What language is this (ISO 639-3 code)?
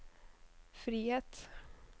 nor